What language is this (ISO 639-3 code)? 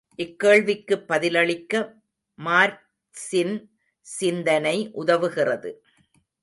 tam